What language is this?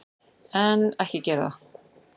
Icelandic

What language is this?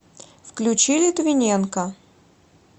Russian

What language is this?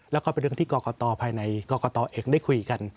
Thai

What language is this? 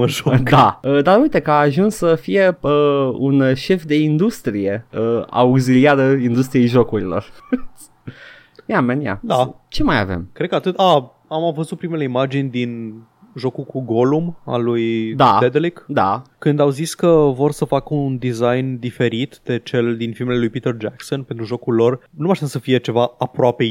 Romanian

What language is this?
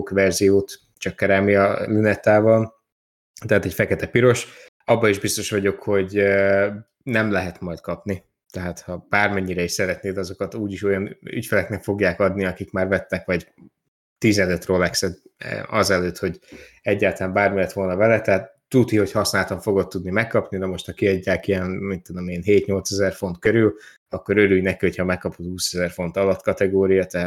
Hungarian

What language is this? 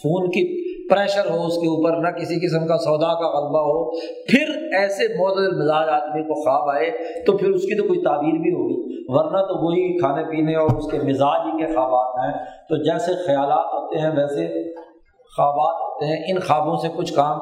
Urdu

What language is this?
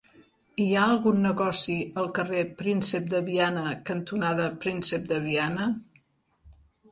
Catalan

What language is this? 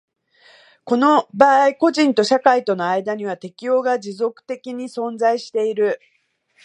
Japanese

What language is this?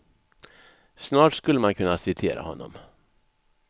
Swedish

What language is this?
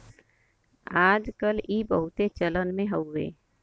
Bhojpuri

